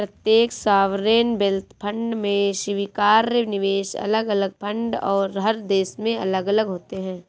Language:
Hindi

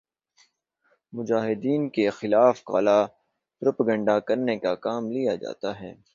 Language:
Urdu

